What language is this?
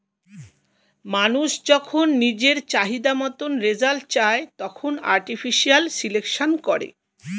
Bangla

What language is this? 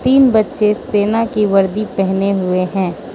Hindi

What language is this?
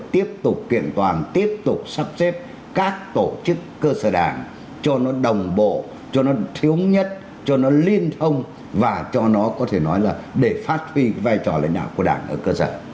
Vietnamese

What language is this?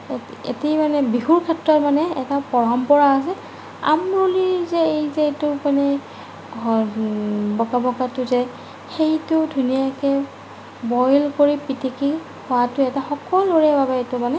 Assamese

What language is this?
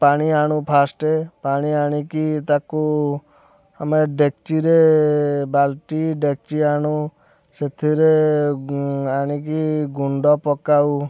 Odia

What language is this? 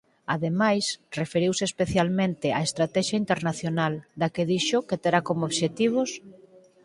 Galician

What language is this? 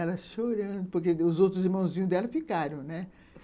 Portuguese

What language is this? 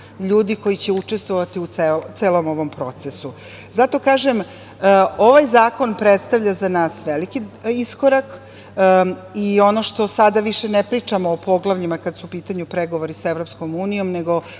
Serbian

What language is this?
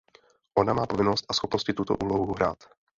Czech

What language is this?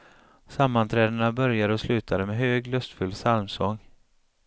Swedish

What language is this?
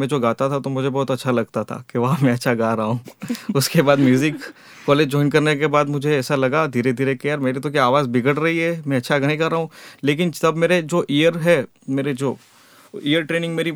Hindi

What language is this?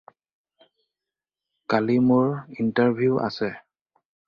Assamese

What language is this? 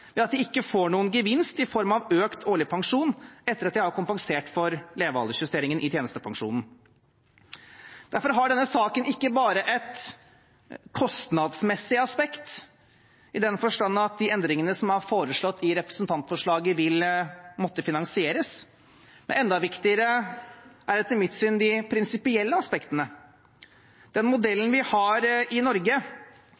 Norwegian Bokmål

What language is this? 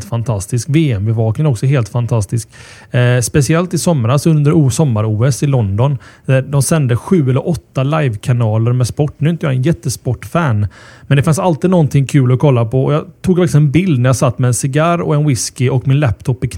Swedish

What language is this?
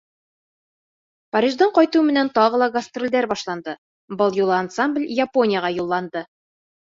Bashkir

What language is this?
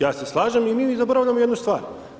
Croatian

